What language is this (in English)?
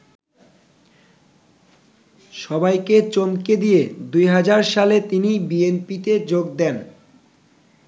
Bangla